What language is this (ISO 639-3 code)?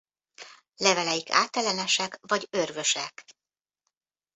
hun